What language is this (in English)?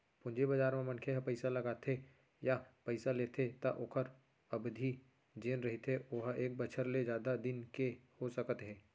Chhattisgarhi